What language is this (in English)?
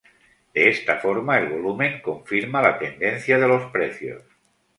Spanish